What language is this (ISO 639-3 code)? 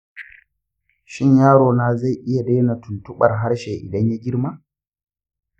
hau